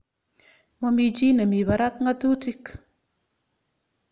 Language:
Kalenjin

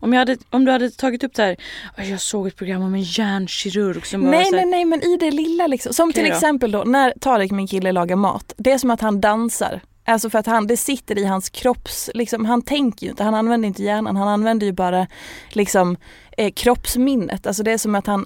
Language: Swedish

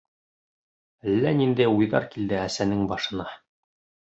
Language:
Bashkir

